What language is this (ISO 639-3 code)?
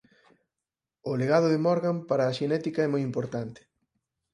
glg